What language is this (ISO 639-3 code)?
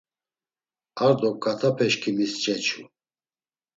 lzz